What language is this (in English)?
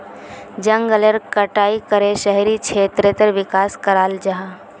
Magahi